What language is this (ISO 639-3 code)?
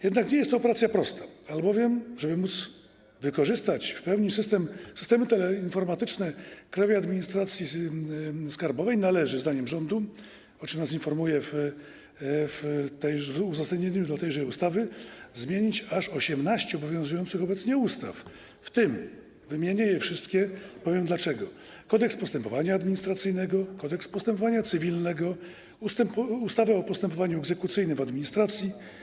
pol